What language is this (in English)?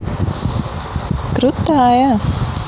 Russian